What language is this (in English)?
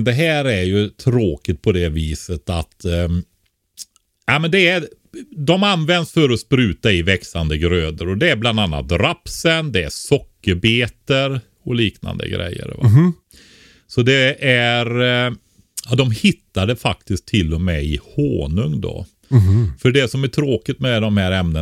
Swedish